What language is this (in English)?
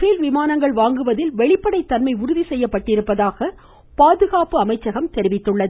Tamil